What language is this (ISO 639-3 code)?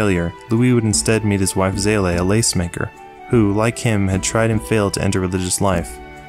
eng